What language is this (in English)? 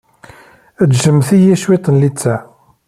Kabyle